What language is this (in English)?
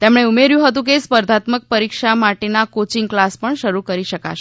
Gujarati